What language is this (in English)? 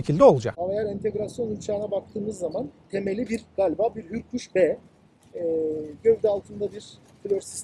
Turkish